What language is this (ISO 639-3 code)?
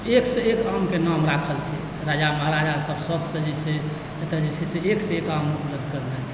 mai